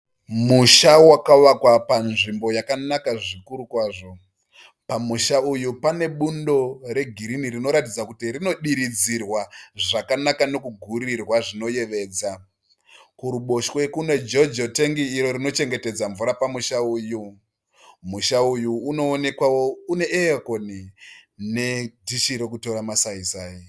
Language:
Shona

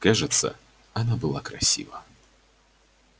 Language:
Russian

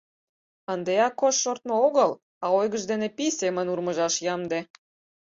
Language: Mari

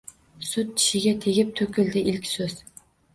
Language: Uzbek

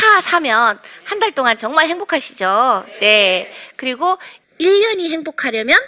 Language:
Korean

